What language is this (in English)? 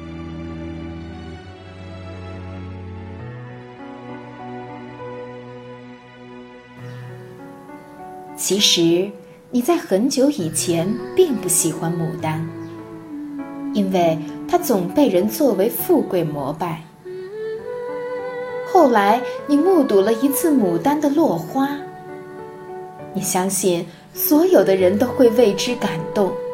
Chinese